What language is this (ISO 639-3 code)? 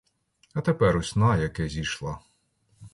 ukr